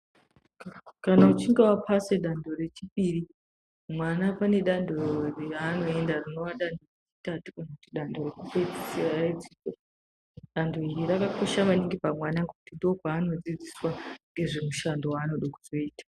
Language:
Ndau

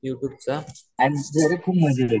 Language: Marathi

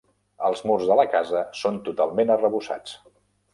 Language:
Catalan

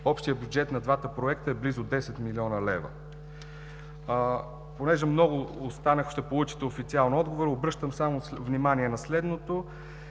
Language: Bulgarian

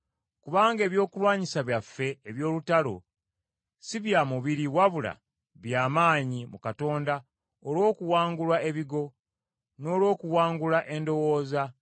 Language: Ganda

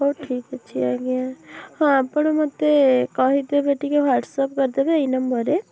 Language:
Odia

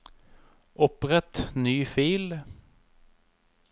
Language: Norwegian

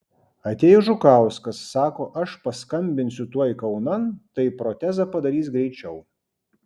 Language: Lithuanian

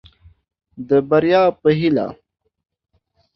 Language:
Pashto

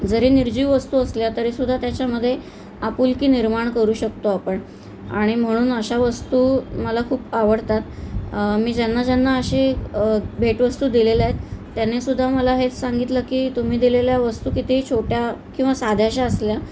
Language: Marathi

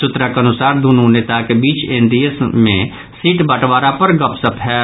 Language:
Maithili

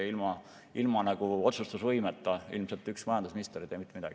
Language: Estonian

